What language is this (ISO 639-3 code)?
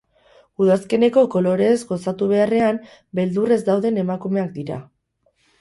eus